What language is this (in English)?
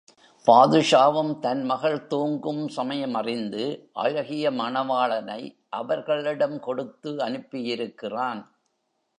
Tamil